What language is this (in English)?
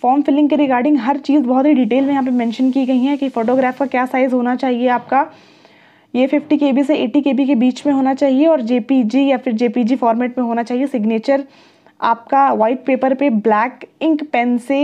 Hindi